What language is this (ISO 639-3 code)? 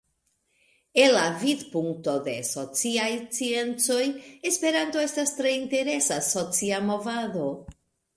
epo